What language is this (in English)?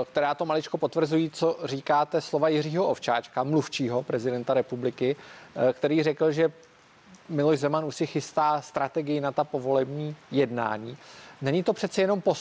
Czech